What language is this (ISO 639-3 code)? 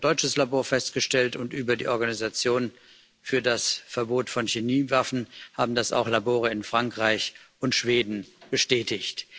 deu